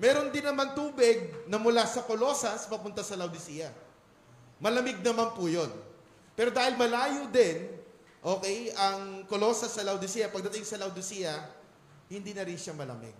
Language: Filipino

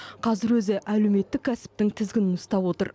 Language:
Kazakh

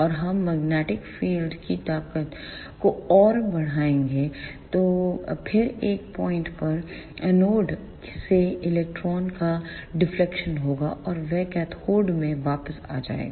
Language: Hindi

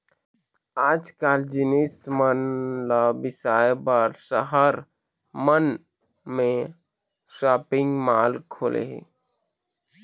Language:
Chhattisgarhi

